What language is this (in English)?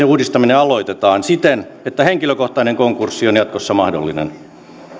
Finnish